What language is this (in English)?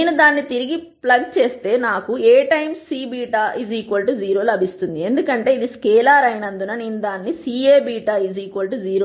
Telugu